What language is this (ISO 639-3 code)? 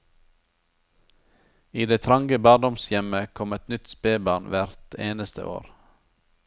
nor